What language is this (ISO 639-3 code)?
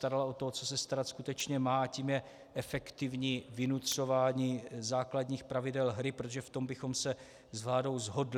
ces